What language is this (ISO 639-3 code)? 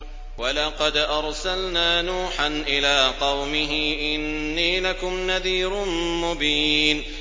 ara